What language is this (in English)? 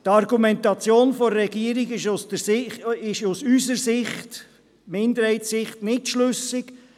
Swiss German